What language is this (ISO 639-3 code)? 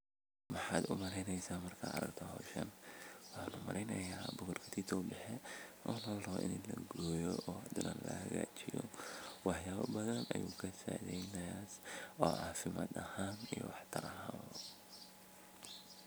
som